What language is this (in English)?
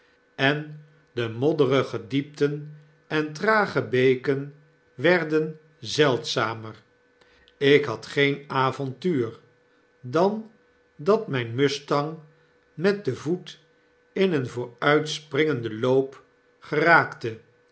Dutch